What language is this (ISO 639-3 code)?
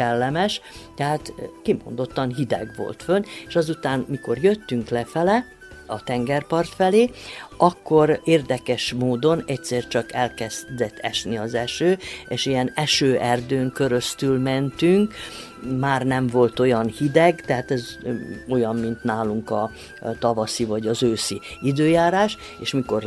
hun